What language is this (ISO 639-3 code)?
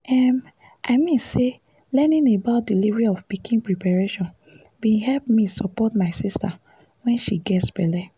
pcm